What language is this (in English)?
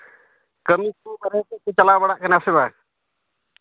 Santali